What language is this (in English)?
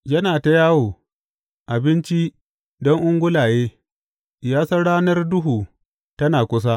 Hausa